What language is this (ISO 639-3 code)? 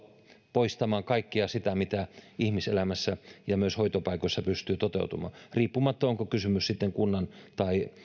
fin